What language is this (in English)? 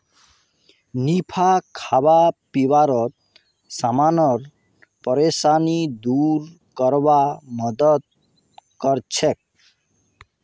Magahi